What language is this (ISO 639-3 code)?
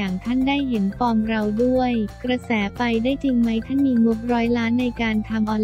tha